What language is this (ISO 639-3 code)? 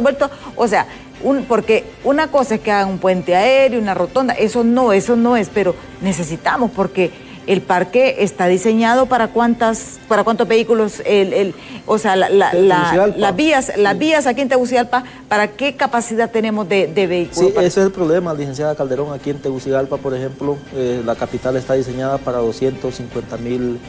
spa